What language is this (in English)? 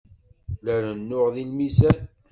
Kabyle